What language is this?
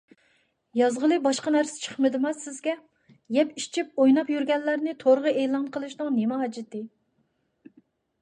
Uyghur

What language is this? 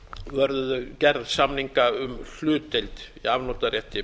Icelandic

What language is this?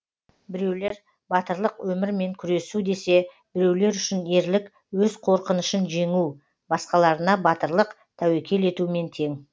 Kazakh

